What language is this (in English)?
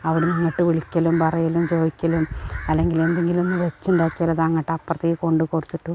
Malayalam